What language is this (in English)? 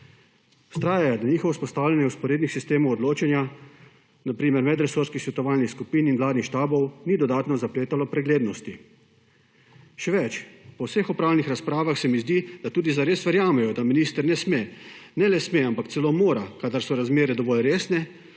Slovenian